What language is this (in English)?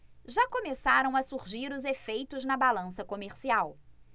Portuguese